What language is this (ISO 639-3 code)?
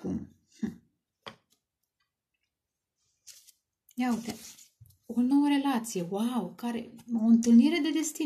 ron